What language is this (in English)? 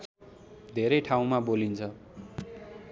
Nepali